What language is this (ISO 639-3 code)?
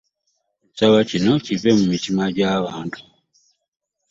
lug